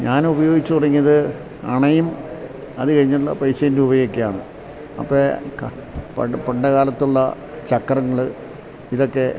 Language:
Malayalam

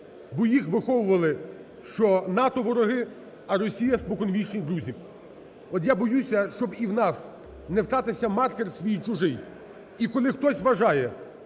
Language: Ukrainian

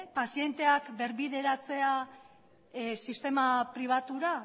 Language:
Basque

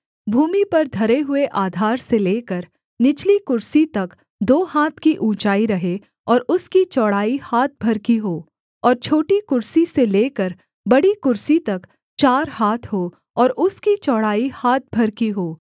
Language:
Hindi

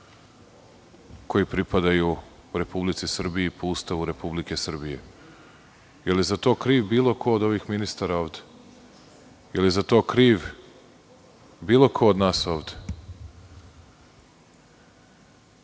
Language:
Serbian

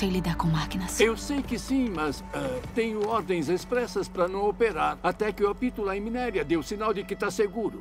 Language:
Portuguese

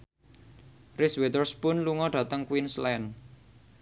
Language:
Javanese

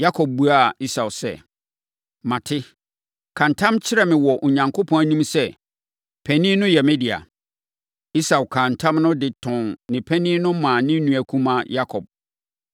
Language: Akan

